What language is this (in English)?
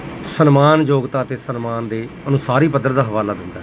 Punjabi